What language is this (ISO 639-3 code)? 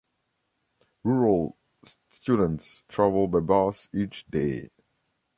eng